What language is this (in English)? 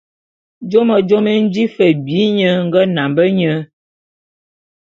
Bulu